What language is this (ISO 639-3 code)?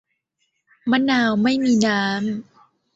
tha